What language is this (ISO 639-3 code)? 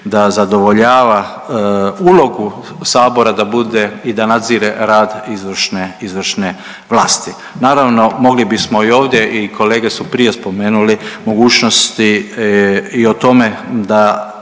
hrv